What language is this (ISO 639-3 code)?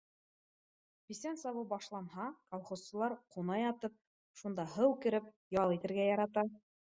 bak